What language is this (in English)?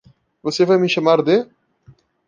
Portuguese